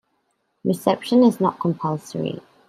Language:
English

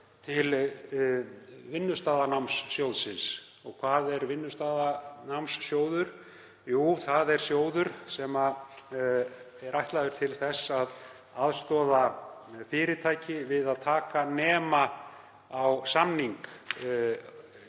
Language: Icelandic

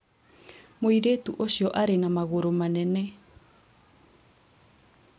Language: Kikuyu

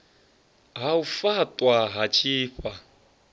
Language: Venda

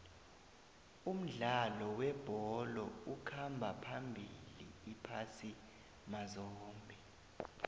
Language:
South Ndebele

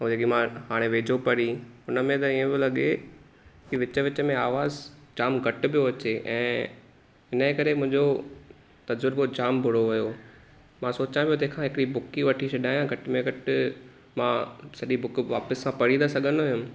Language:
Sindhi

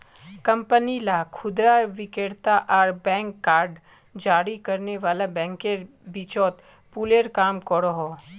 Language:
Magahi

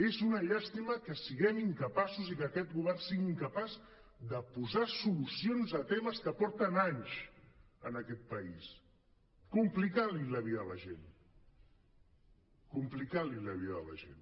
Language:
Catalan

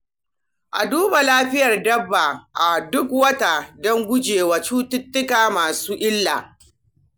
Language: Hausa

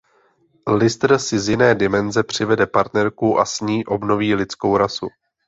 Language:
Czech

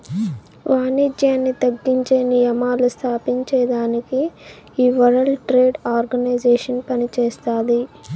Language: Telugu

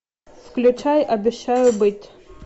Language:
Russian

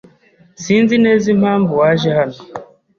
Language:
Kinyarwanda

